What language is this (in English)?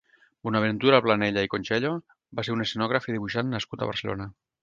Catalan